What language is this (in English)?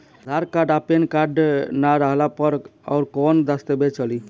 Bhojpuri